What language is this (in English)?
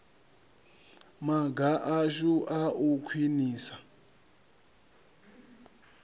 Venda